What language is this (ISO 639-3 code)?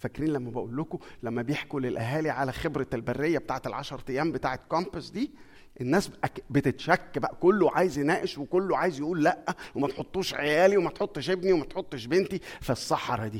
ara